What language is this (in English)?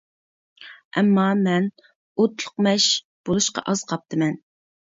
Uyghur